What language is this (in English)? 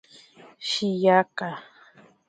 Ashéninka Perené